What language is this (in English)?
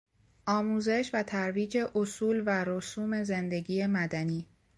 Persian